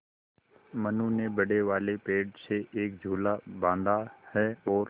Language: Hindi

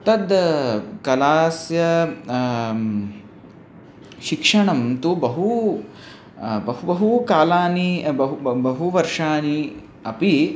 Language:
Sanskrit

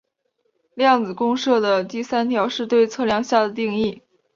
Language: Chinese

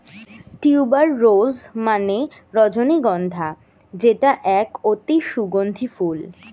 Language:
Bangla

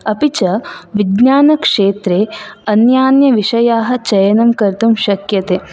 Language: Sanskrit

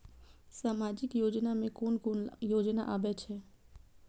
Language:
Maithili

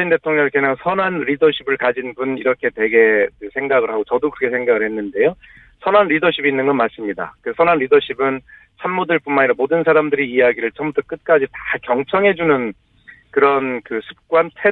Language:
Korean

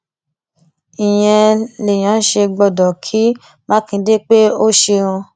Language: Yoruba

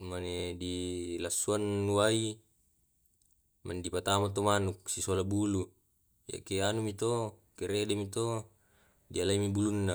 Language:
Tae'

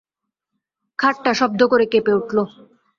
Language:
Bangla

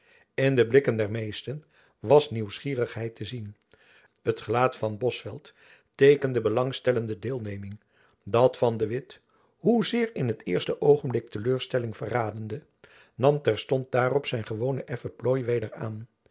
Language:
Dutch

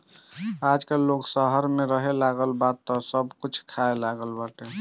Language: Bhojpuri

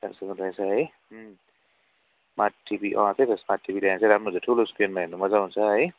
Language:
Nepali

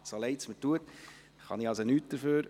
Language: Swiss German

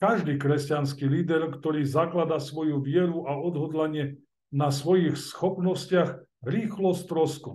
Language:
Slovak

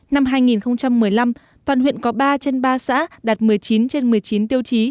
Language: Vietnamese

